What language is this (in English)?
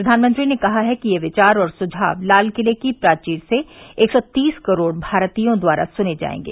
Hindi